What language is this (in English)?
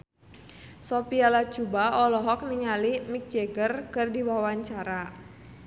Sundanese